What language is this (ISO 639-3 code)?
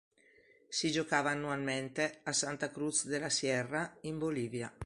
ita